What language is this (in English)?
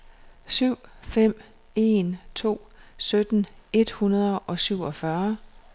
Danish